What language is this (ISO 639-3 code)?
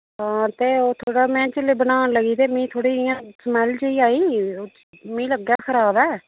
doi